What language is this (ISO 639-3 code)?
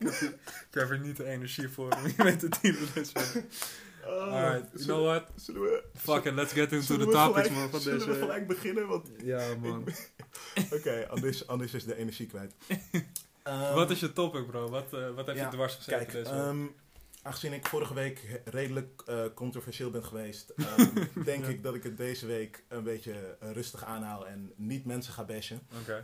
nld